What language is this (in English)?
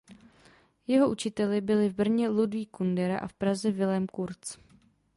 Czech